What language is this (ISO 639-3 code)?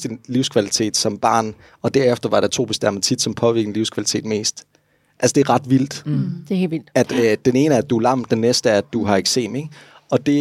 dan